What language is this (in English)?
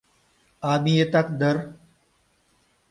Mari